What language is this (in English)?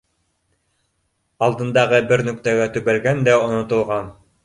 Bashkir